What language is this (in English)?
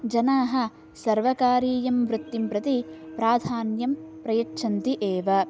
Sanskrit